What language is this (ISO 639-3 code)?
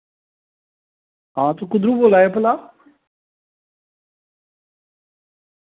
doi